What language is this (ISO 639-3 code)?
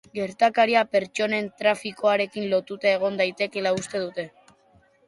eus